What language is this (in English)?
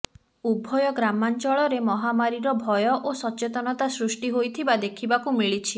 Odia